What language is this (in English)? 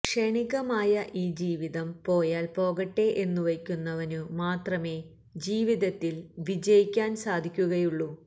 Malayalam